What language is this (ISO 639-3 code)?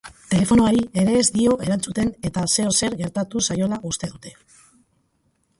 eus